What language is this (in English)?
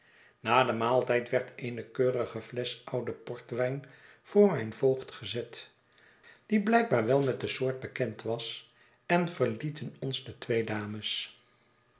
Dutch